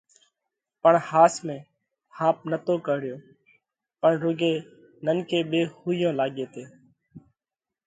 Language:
Parkari Koli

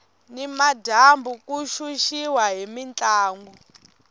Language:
Tsonga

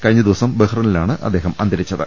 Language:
Malayalam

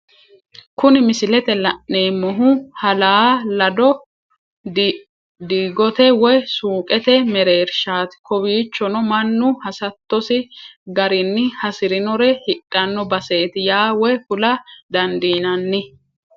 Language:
Sidamo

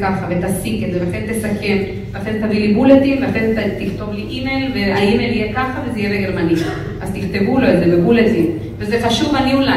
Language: Hebrew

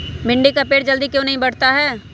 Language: Magahi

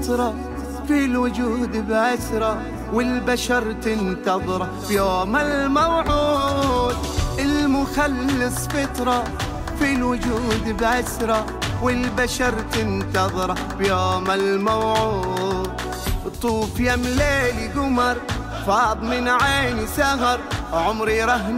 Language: Arabic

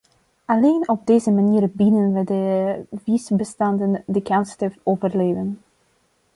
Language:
Dutch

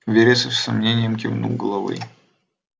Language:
Russian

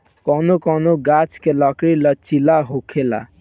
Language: Bhojpuri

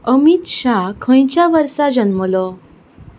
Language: Konkani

